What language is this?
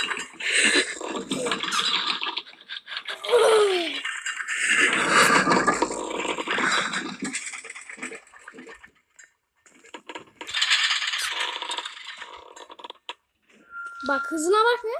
Turkish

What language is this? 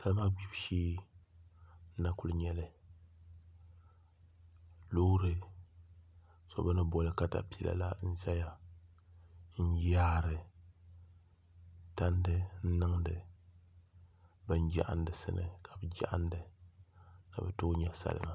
Dagbani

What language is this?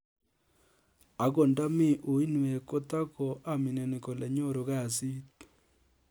Kalenjin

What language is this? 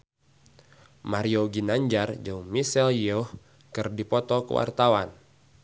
Sundanese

